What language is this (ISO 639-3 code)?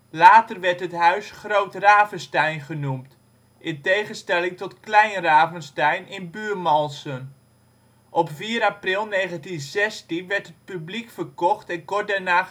nld